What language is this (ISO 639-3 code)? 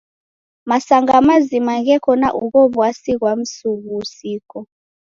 dav